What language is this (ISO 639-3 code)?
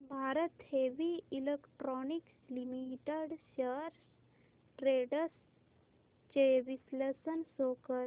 mar